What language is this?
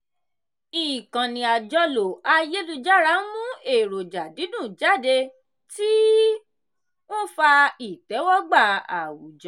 Yoruba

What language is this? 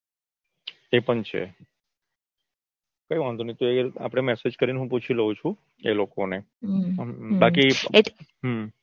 Gujarati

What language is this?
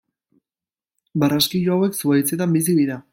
Basque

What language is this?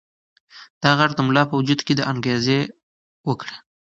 Pashto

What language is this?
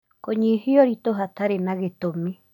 Kikuyu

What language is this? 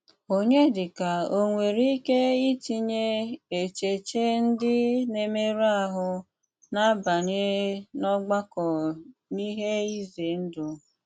Igbo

